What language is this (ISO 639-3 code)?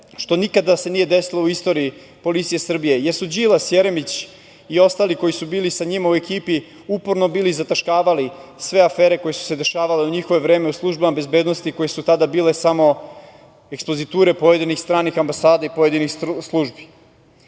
srp